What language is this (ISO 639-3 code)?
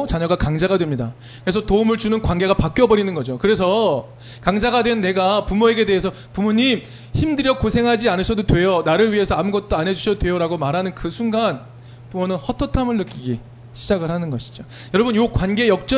kor